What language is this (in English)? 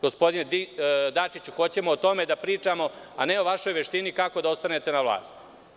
Serbian